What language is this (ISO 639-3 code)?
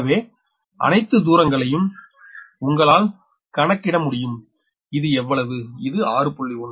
tam